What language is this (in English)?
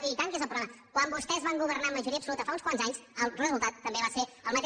Catalan